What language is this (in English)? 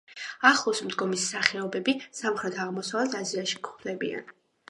Georgian